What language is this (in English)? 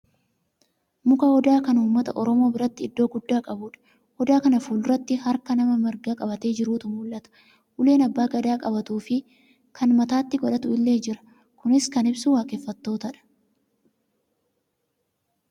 Oromo